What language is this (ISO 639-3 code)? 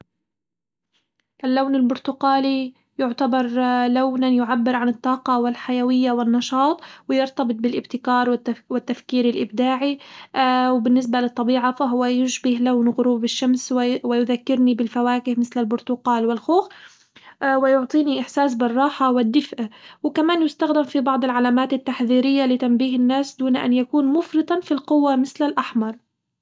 acw